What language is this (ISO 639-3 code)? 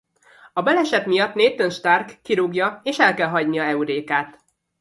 hun